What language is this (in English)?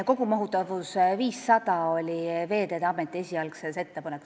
Estonian